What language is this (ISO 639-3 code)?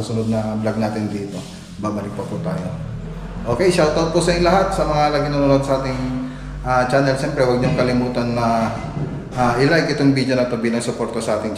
fil